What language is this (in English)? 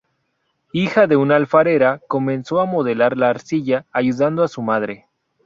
Spanish